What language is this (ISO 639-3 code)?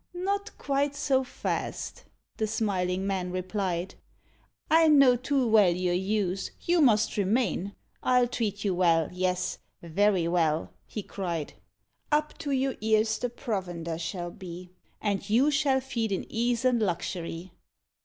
eng